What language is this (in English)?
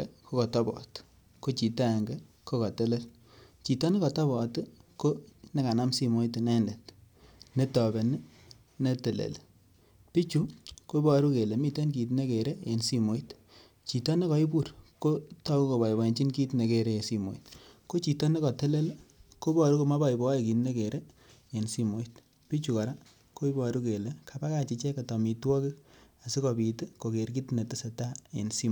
Kalenjin